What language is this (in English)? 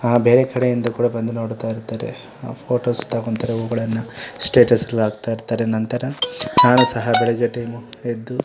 Kannada